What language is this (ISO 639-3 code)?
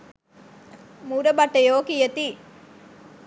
sin